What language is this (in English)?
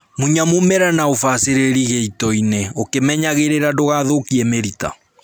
Kikuyu